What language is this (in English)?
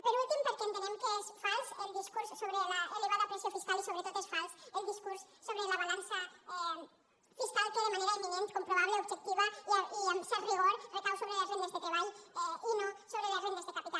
Catalan